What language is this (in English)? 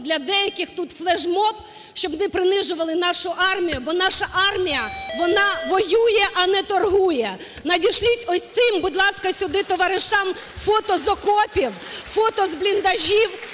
Ukrainian